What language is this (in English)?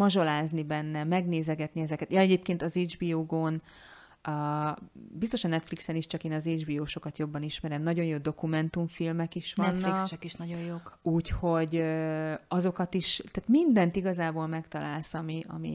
Hungarian